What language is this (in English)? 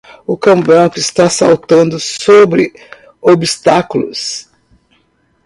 Portuguese